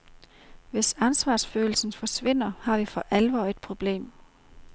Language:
Danish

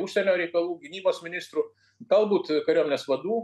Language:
Lithuanian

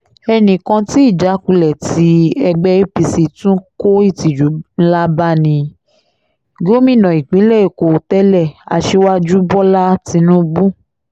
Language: Yoruba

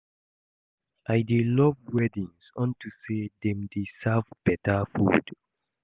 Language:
Nigerian Pidgin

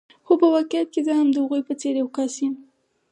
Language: Pashto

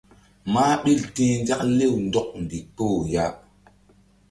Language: Mbum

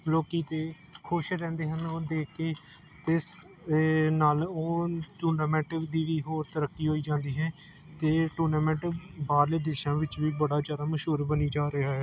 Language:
Punjabi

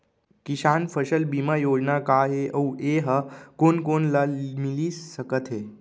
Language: Chhattisgarhi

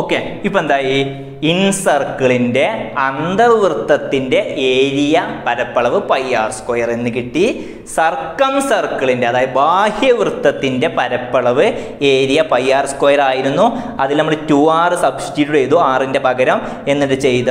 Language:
Indonesian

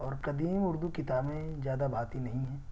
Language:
Urdu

